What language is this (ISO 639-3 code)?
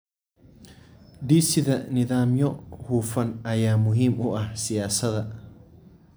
som